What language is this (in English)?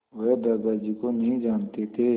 Hindi